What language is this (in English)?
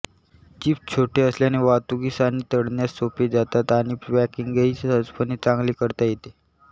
Marathi